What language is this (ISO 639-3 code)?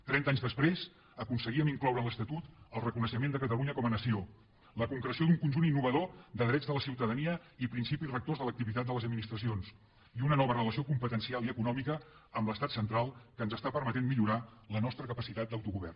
cat